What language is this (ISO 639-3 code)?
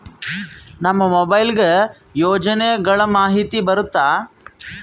kan